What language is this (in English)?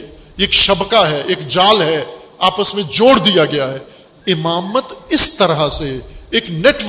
Urdu